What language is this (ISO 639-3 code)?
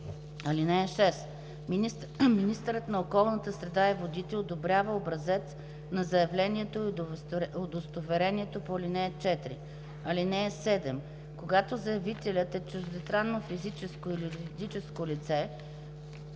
bul